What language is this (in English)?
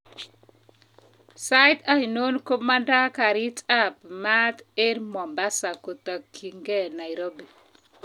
Kalenjin